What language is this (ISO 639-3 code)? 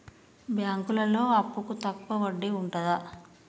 tel